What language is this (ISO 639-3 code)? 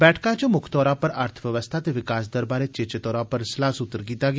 doi